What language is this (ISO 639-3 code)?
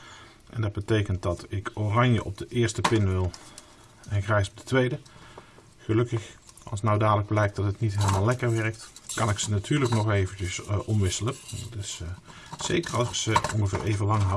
nld